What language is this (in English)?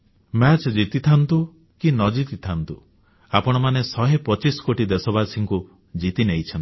Odia